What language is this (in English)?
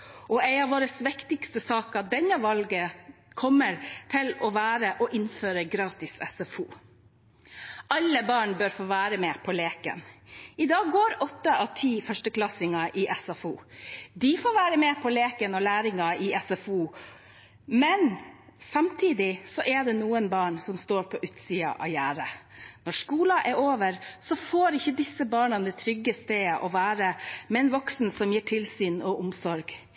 Norwegian Bokmål